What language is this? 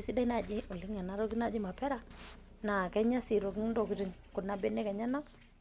Masai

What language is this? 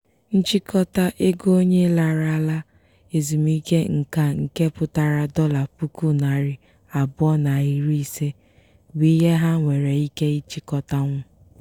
Igbo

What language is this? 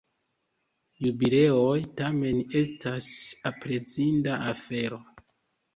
Esperanto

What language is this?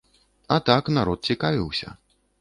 Belarusian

